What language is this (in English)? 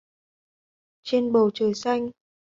Vietnamese